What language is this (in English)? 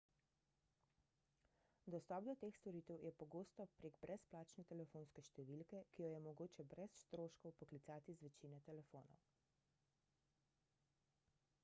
Slovenian